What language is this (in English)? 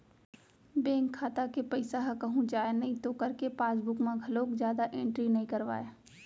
Chhattisgarhi